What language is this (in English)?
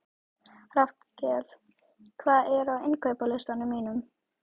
Icelandic